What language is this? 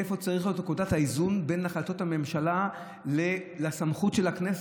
Hebrew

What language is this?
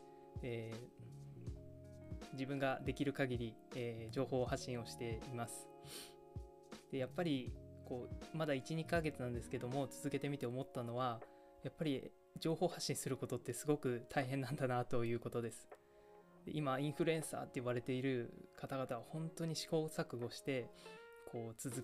Japanese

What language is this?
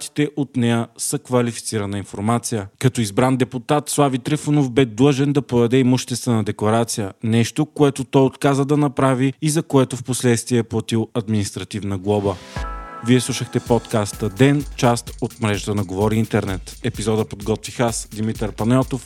Bulgarian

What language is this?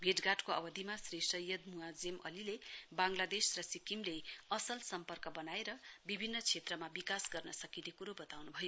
Nepali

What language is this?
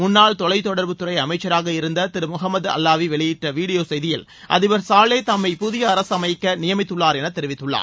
Tamil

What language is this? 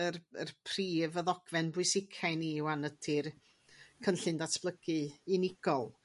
Welsh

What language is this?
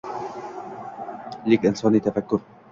Uzbek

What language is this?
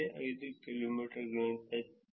Kannada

